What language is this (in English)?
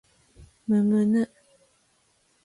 Japanese